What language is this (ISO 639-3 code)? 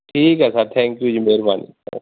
pan